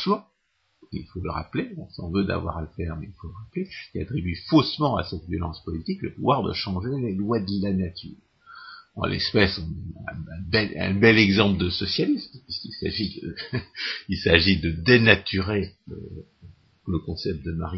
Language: French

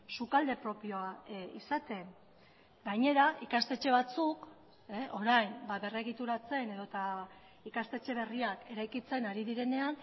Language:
Basque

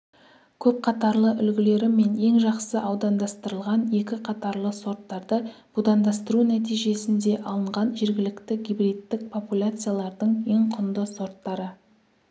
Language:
Kazakh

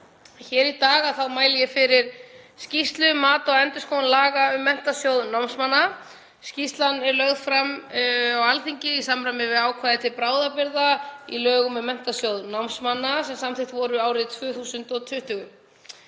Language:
Icelandic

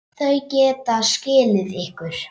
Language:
Icelandic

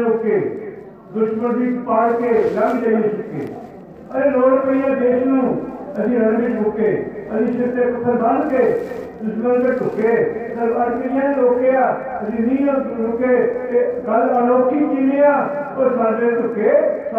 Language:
Punjabi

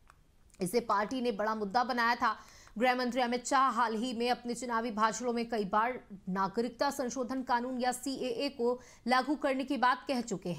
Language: Hindi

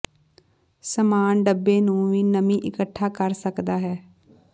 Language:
Punjabi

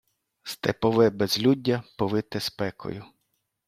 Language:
Ukrainian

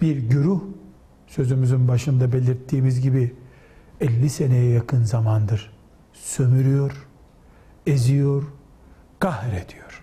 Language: Turkish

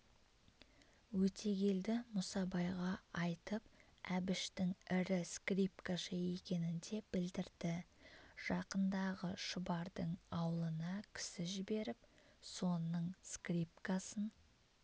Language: Kazakh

